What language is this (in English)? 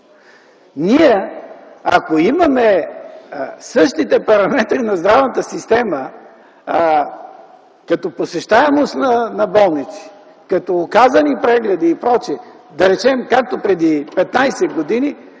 Bulgarian